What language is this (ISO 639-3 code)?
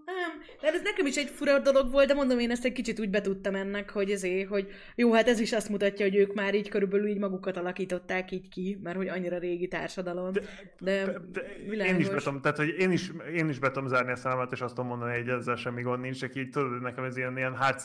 hun